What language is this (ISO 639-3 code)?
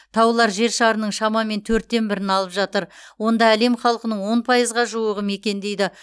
kaz